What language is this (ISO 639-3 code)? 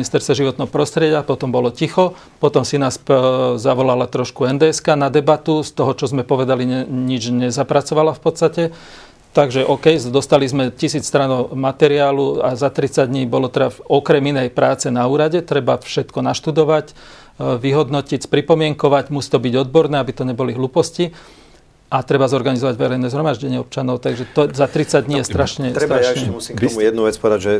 slk